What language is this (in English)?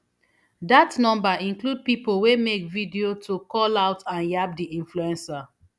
Nigerian Pidgin